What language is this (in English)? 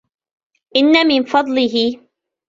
Arabic